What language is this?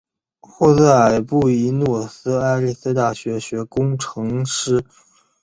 Chinese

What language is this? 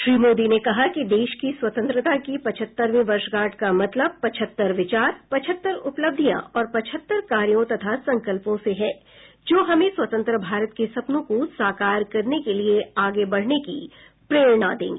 Hindi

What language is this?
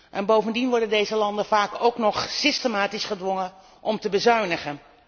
Dutch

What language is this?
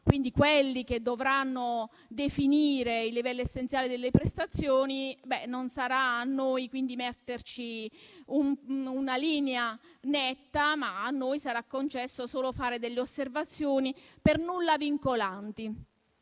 Italian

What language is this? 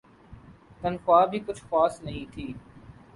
Urdu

